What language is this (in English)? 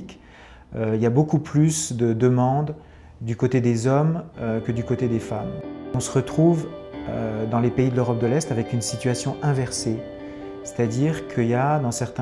French